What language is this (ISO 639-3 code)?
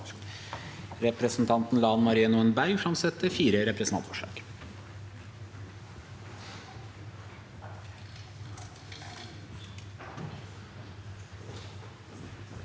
nor